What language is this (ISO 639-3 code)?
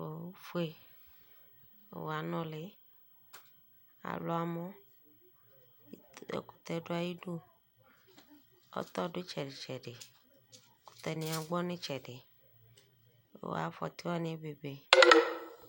kpo